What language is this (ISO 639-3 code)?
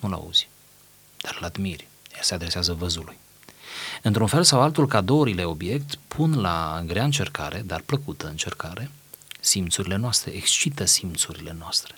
ron